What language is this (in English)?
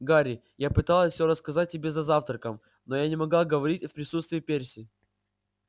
Russian